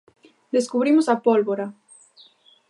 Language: Galician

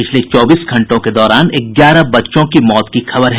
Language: Hindi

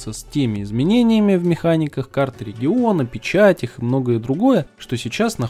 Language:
Russian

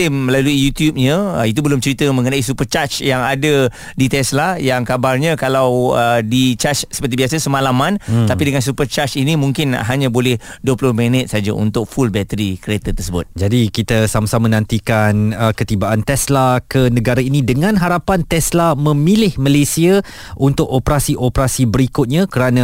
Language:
Malay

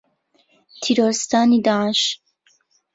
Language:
Central Kurdish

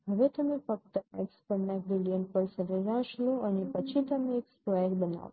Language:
Gujarati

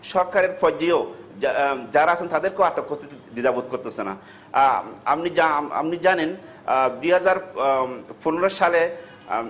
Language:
Bangla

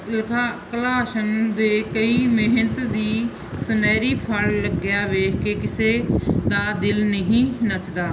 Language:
Punjabi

